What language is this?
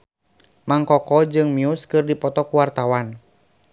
Sundanese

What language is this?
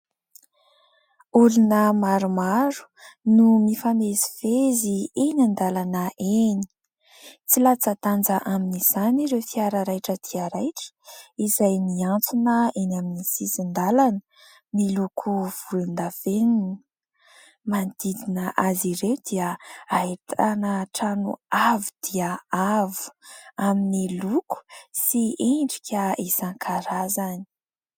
Malagasy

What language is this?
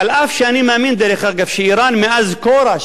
Hebrew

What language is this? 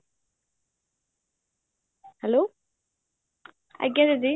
Odia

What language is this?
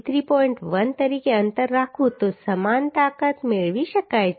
Gujarati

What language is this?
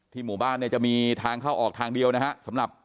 Thai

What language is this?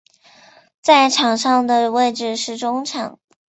Chinese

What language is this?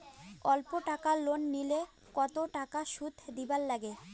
Bangla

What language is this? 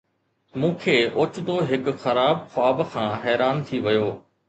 Sindhi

